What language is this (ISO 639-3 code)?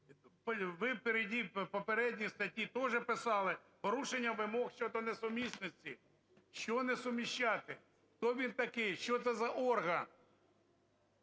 ukr